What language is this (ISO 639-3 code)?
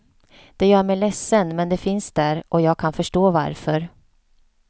swe